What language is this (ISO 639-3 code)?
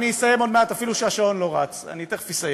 heb